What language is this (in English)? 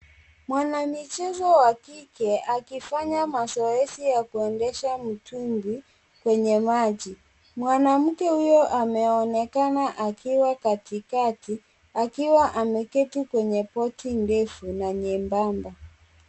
Swahili